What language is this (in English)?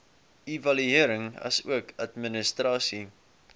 Afrikaans